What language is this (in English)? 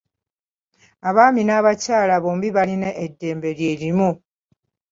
Ganda